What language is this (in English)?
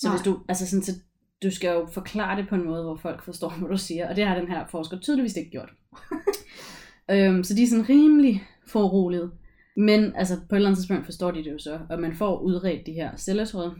Danish